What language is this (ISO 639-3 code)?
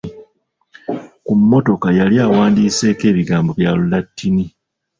lug